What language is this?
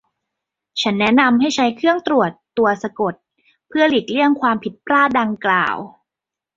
Thai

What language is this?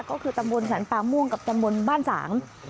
Thai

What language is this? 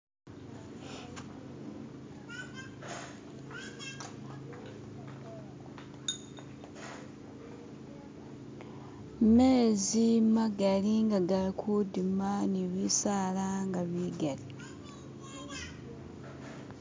Masaaba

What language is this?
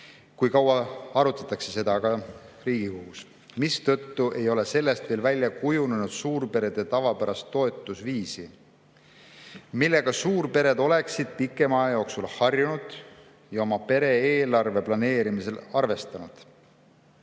Estonian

